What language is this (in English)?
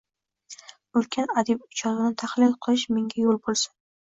Uzbek